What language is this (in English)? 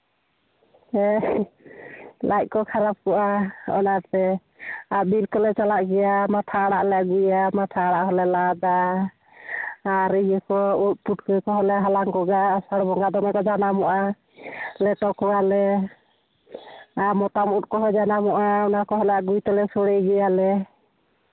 Santali